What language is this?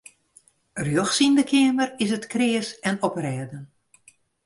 Western Frisian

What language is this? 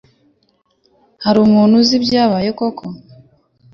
Kinyarwanda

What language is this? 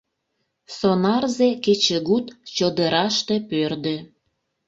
Mari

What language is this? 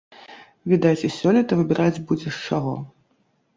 Belarusian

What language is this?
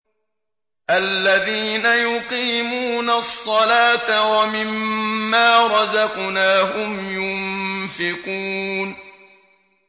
Arabic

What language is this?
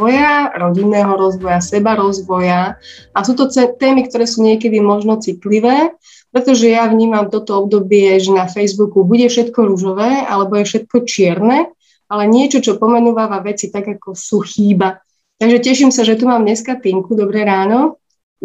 Slovak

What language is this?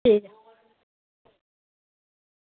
Dogri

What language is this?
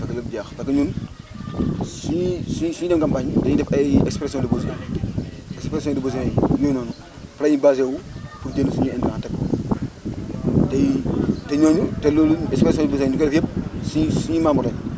Wolof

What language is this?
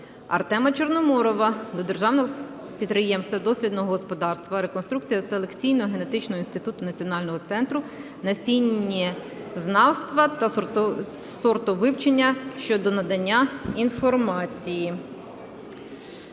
Ukrainian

